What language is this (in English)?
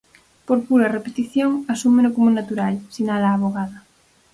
Galician